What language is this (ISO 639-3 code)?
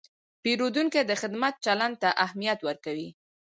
pus